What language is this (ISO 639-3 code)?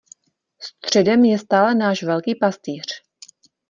ces